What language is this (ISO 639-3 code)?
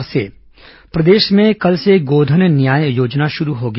hin